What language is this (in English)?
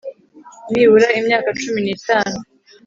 Kinyarwanda